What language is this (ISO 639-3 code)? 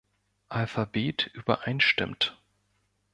deu